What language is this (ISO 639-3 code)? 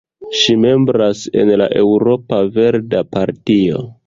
epo